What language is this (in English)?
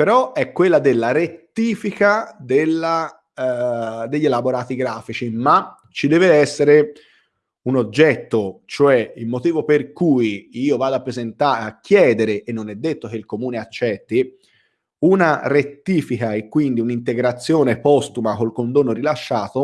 Italian